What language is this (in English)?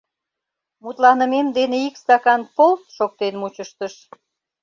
Mari